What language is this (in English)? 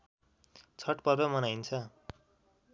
Nepali